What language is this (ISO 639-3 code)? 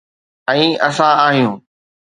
snd